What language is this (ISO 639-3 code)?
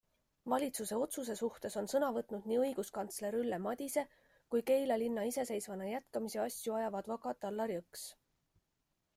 est